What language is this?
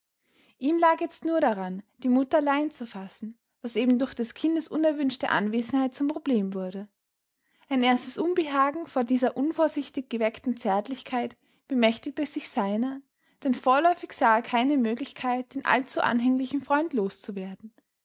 German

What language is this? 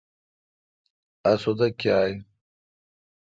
Kalkoti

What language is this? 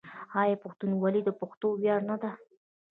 Pashto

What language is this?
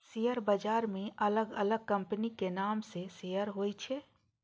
Maithili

